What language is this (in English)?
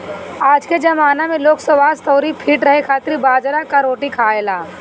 Bhojpuri